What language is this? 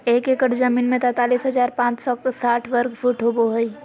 Magahi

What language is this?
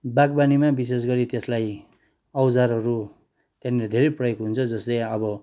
Nepali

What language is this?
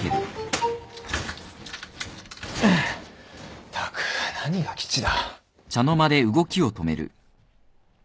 Japanese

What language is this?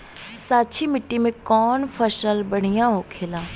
Bhojpuri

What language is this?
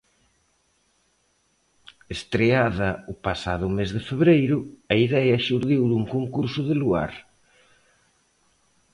Galician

